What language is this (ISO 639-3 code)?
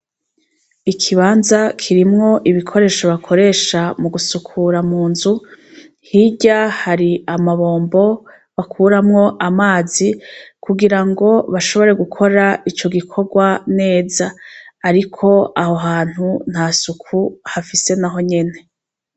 run